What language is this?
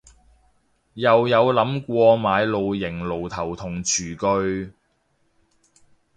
Cantonese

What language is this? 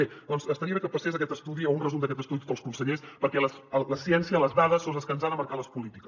Catalan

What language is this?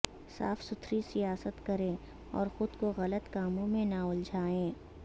Urdu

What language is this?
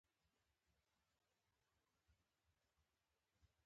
Pashto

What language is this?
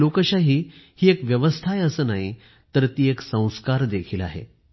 Marathi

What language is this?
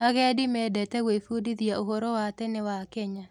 Kikuyu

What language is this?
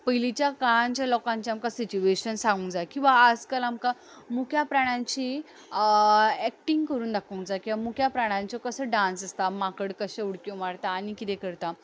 Konkani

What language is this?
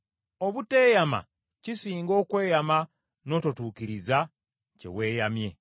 Ganda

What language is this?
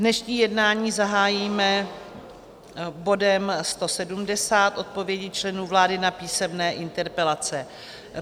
Czech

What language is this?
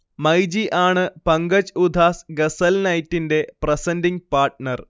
Malayalam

